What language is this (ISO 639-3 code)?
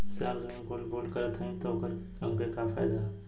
bho